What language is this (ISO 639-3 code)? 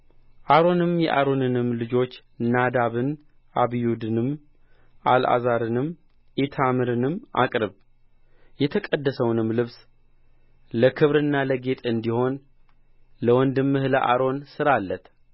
amh